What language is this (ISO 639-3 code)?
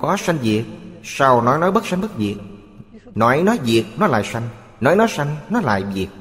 vie